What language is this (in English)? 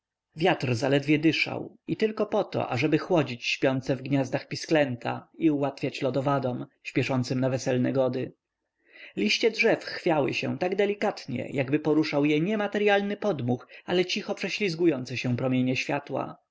Polish